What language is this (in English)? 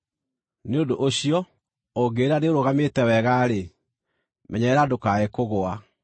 Kikuyu